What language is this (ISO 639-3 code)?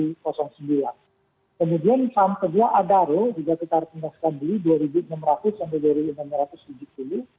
ind